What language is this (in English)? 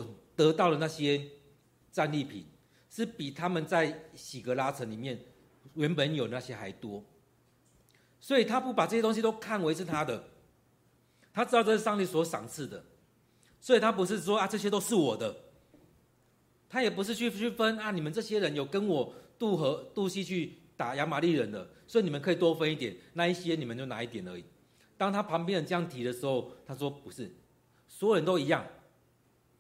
Chinese